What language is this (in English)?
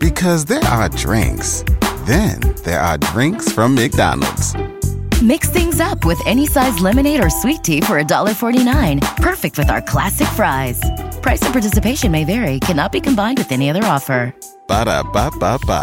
Swahili